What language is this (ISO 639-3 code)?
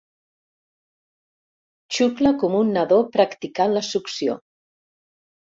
cat